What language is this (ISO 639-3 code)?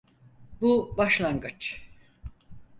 tur